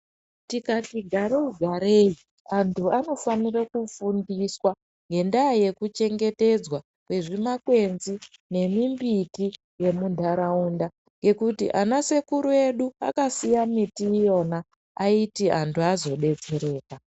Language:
Ndau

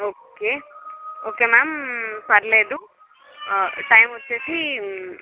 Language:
Telugu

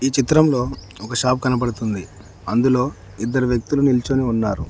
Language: Telugu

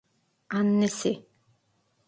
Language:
Turkish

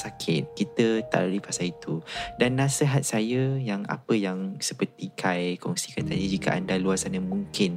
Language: Malay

